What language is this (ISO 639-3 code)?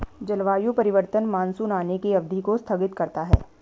hin